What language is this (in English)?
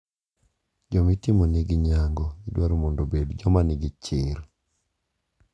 Luo (Kenya and Tanzania)